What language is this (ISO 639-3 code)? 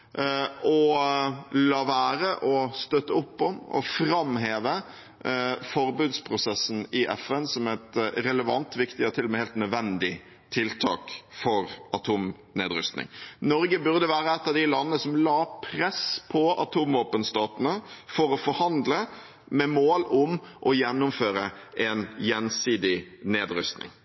nob